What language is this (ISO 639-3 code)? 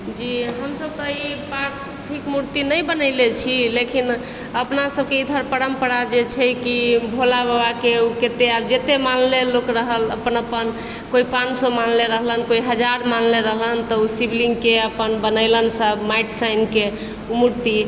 mai